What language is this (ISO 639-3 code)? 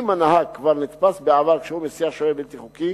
heb